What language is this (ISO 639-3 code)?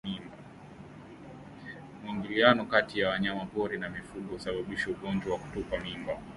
swa